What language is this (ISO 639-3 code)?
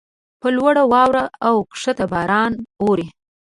pus